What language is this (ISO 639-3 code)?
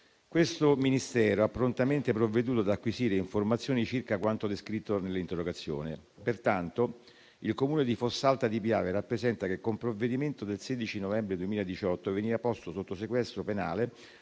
ita